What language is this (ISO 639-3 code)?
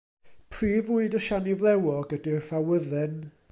cym